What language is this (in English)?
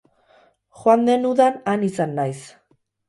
Basque